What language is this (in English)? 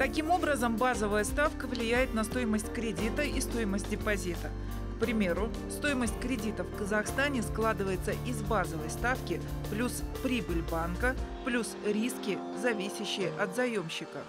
Russian